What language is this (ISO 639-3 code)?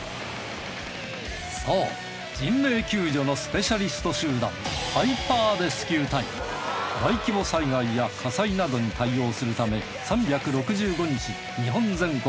jpn